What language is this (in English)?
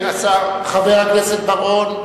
Hebrew